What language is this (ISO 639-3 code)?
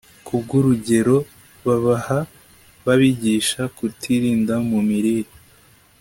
kin